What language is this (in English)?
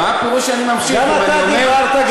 Hebrew